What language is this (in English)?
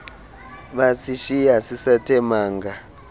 Xhosa